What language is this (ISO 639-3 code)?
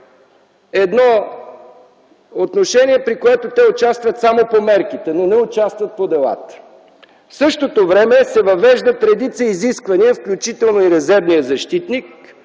bul